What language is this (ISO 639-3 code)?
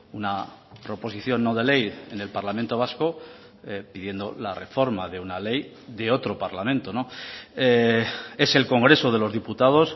spa